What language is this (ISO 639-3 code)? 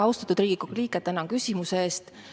est